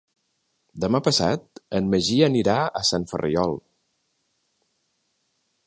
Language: Catalan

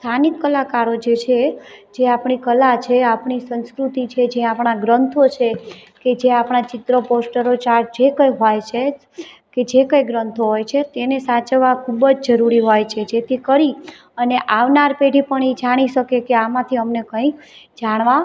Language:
Gujarati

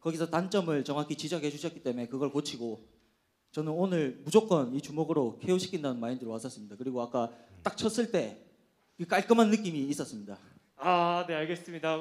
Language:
Korean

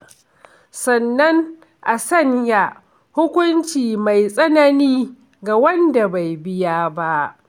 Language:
Hausa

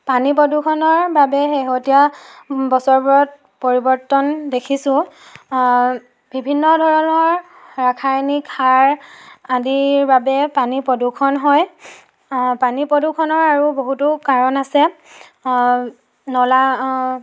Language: Assamese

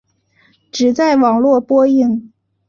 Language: Chinese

